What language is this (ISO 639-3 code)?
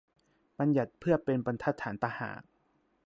tha